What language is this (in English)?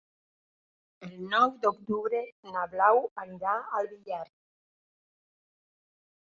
Catalan